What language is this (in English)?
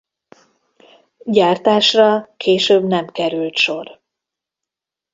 Hungarian